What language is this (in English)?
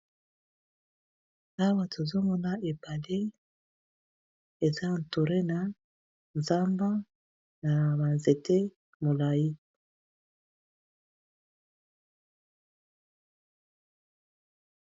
Lingala